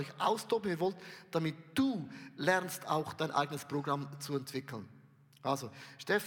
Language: German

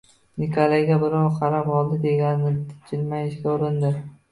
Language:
Uzbek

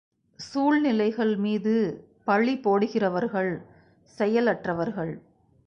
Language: Tamil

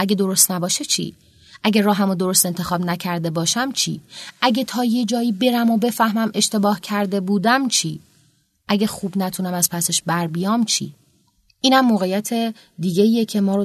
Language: Persian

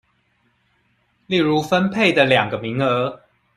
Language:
Chinese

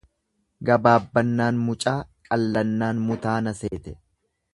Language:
Oromo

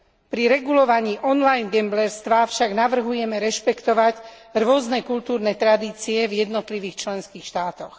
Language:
Slovak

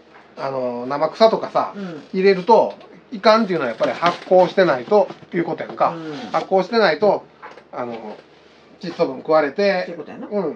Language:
Japanese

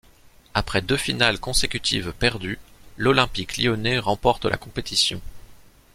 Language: French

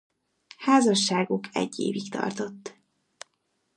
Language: Hungarian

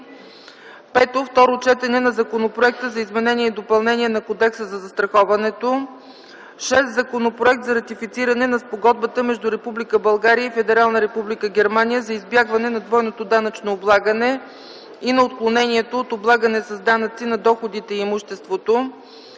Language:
Bulgarian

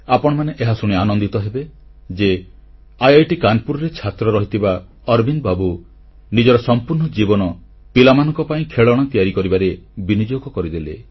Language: Odia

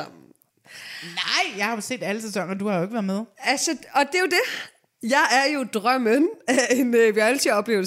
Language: Danish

